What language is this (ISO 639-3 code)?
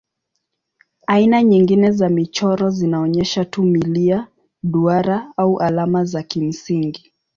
swa